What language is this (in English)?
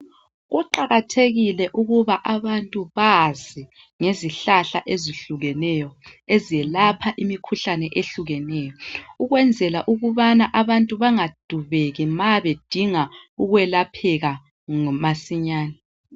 North Ndebele